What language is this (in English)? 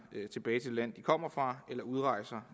Danish